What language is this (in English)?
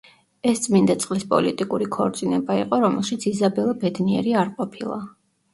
Georgian